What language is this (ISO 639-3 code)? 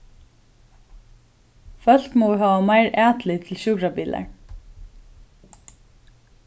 fao